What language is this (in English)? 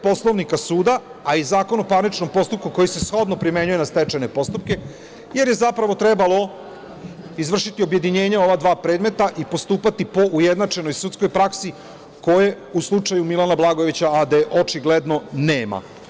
Serbian